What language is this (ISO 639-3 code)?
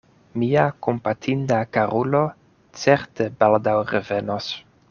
epo